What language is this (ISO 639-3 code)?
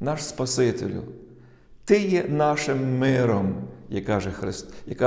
ukr